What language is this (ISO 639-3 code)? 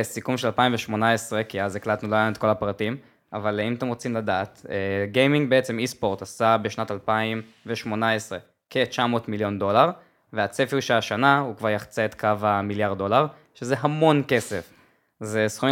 heb